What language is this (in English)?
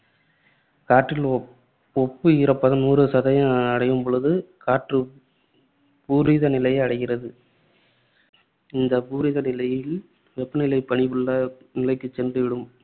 Tamil